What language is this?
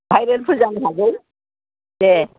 Bodo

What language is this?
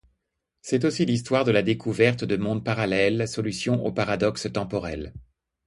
French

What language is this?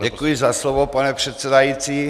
Czech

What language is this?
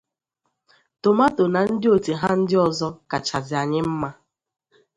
Igbo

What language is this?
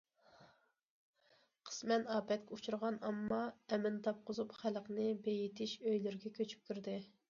Uyghur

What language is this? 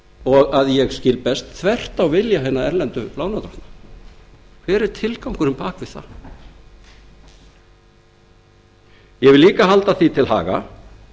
Icelandic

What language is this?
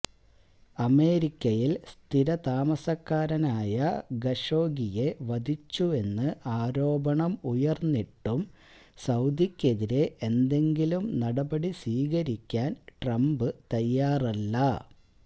Malayalam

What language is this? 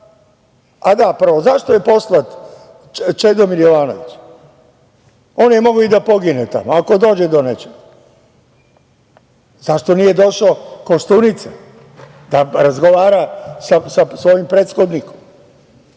Serbian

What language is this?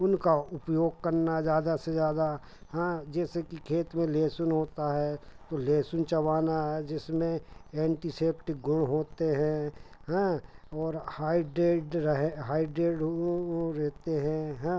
Hindi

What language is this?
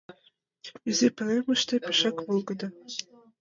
Mari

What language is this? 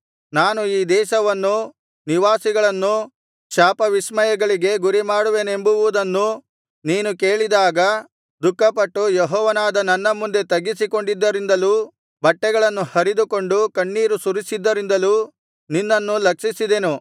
Kannada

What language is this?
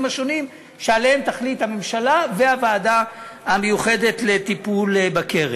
Hebrew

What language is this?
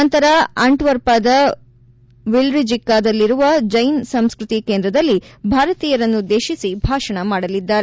Kannada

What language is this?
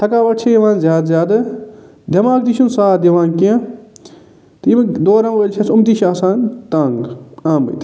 Kashmiri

